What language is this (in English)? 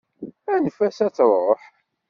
Kabyle